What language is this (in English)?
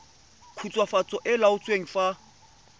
Tswana